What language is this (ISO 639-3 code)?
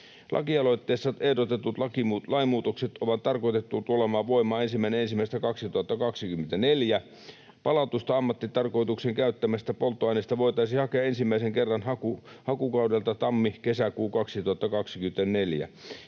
fin